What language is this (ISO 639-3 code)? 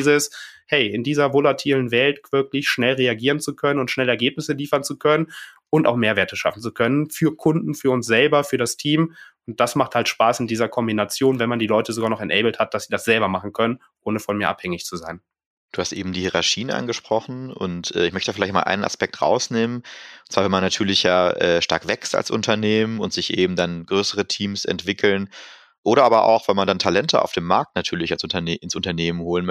deu